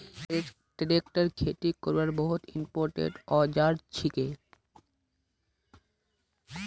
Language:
Magahi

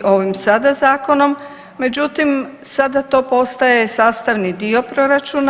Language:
Croatian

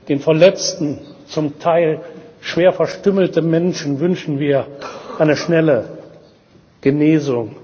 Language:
German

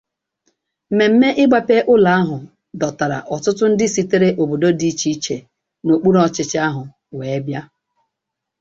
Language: Igbo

